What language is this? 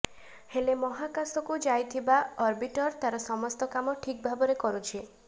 Odia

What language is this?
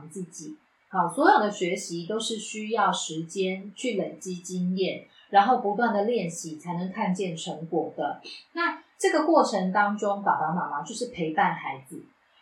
Chinese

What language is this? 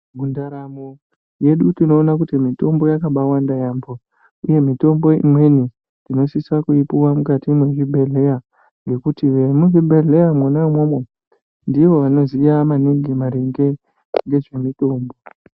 Ndau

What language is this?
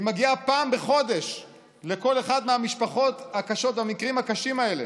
Hebrew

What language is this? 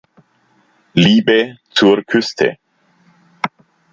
German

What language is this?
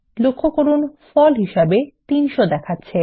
Bangla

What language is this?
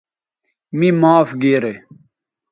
Bateri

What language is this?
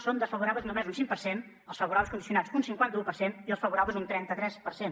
Catalan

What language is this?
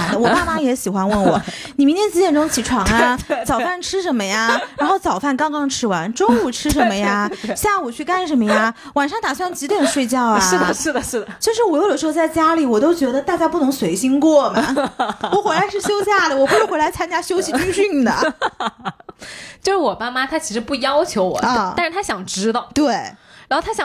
Chinese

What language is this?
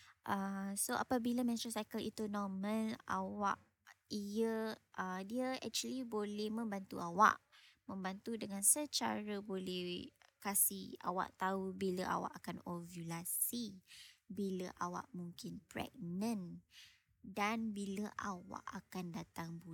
Malay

